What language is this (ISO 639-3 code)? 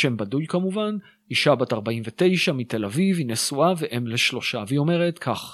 heb